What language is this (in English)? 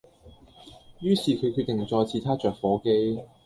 Cantonese